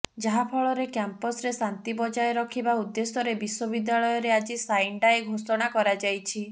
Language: Odia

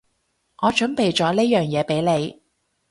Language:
Cantonese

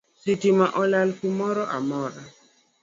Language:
Luo (Kenya and Tanzania)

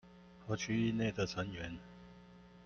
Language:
Chinese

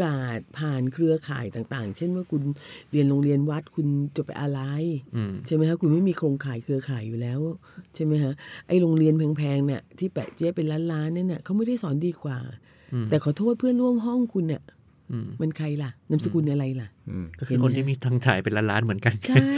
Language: Thai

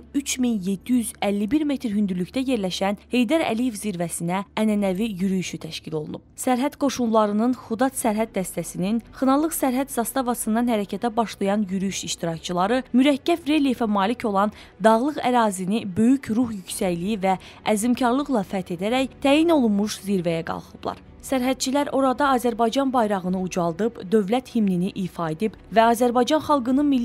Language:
Turkish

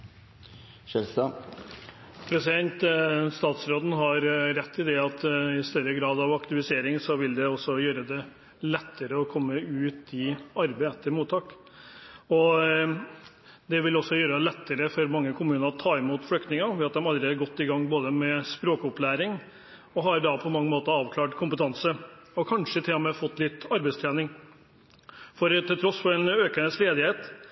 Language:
Norwegian Bokmål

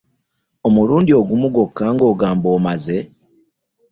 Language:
Ganda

